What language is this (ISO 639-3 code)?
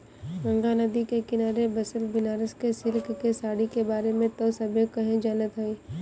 bho